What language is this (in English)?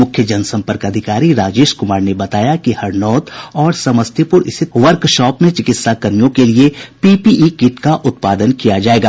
Hindi